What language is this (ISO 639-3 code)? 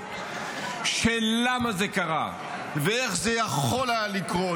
heb